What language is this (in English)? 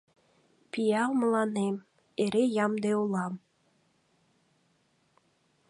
Mari